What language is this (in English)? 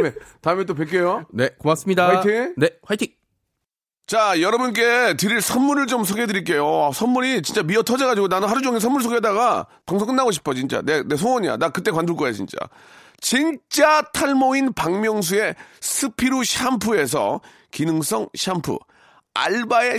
Korean